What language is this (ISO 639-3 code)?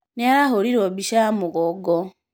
kik